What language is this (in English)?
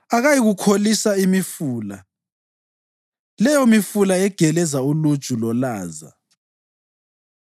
North Ndebele